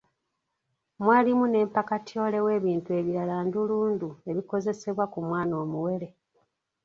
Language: Ganda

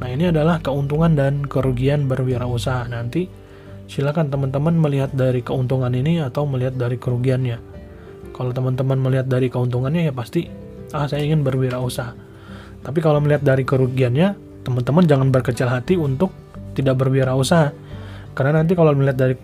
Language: Indonesian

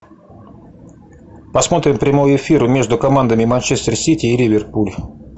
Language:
Russian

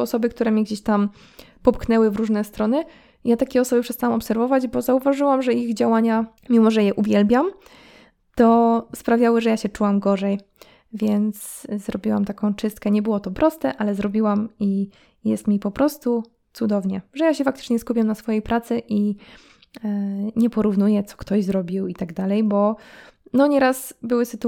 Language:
Polish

